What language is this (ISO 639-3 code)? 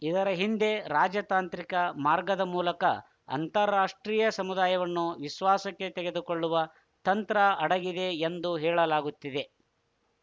kan